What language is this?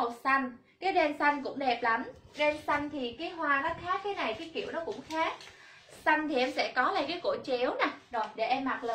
Vietnamese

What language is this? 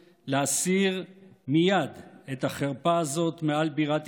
Hebrew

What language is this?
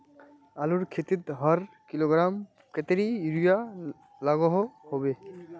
Magahi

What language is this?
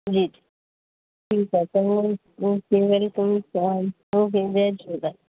Sindhi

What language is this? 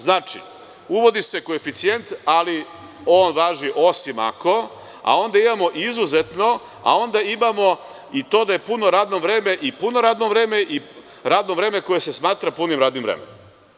Serbian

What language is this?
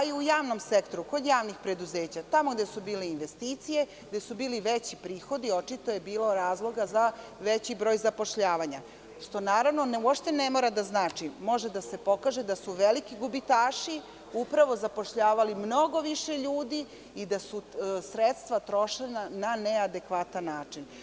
Serbian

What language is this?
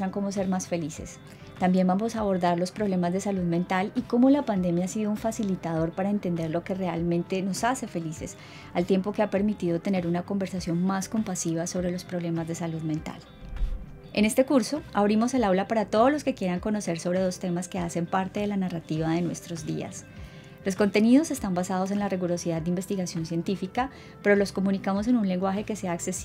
Spanish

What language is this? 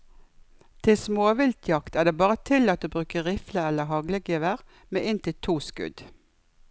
Norwegian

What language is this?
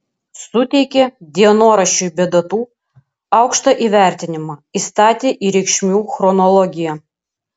Lithuanian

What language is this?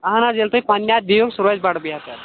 Kashmiri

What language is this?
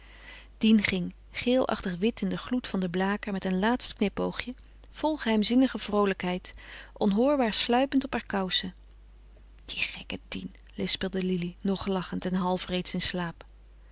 Dutch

